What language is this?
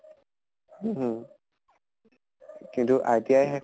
Assamese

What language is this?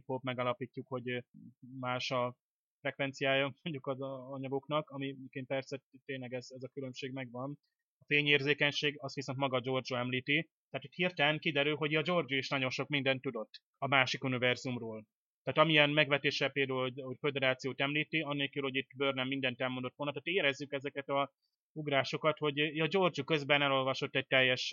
Hungarian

